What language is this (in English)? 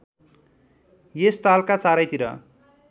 Nepali